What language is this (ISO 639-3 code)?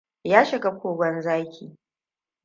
hau